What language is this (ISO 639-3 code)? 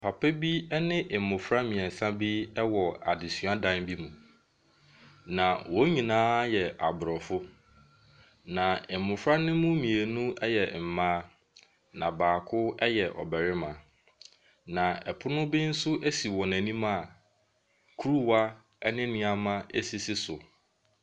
aka